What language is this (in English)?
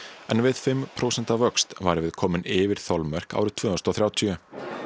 Icelandic